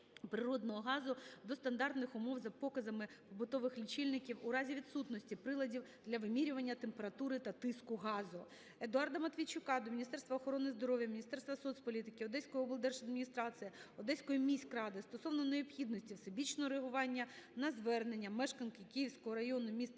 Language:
Ukrainian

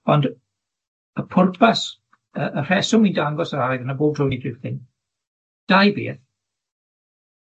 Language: Welsh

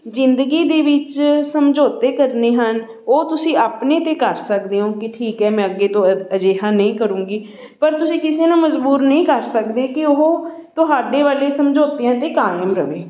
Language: Punjabi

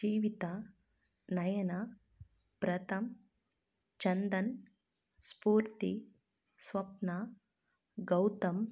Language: Kannada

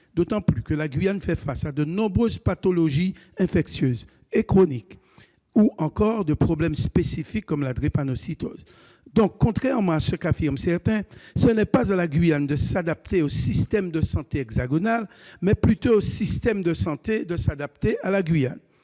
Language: French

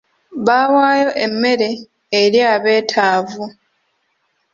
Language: Ganda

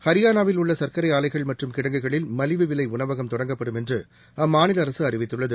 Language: Tamil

